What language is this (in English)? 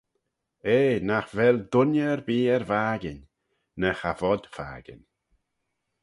Manx